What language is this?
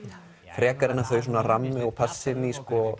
Icelandic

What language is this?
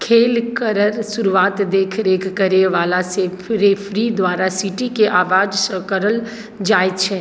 Maithili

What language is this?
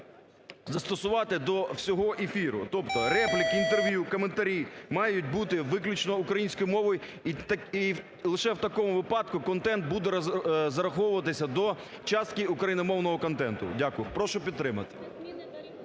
Ukrainian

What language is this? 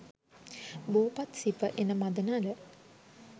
Sinhala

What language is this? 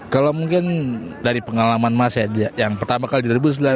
Indonesian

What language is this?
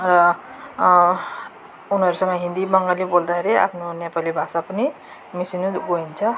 Nepali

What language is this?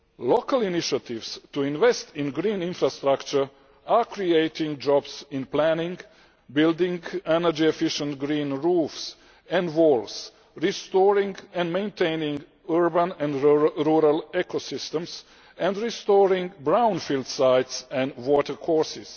English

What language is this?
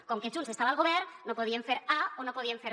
Catalan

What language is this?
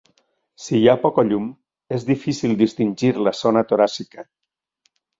Catalan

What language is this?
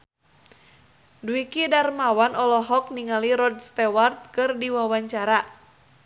Sundanese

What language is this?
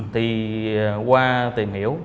Vietnamese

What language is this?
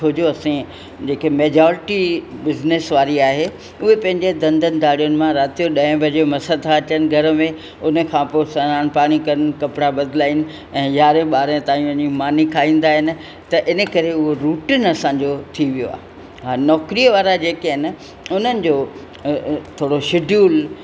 Sindhi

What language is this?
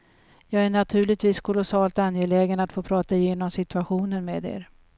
Swedish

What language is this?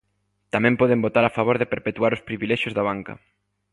Galician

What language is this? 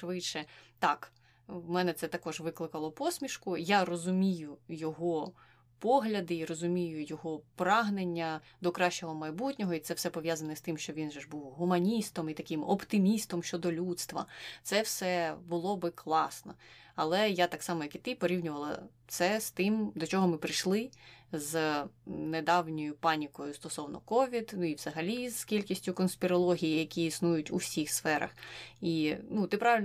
Ukrainian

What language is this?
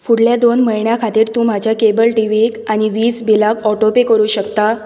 Konkani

